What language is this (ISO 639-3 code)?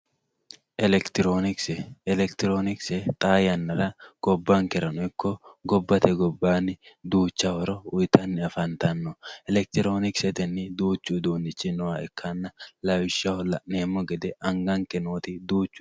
sid